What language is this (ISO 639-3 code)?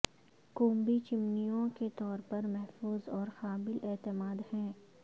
urd